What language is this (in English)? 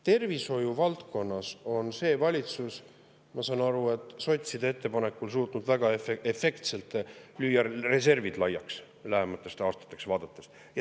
Estonian